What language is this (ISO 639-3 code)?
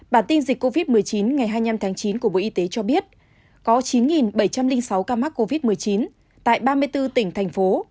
vie